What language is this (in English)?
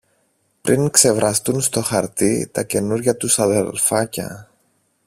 Greek